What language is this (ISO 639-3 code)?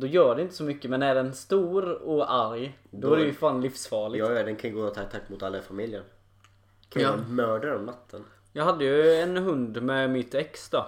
swe